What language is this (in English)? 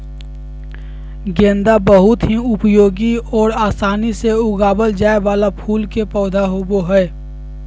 Magahi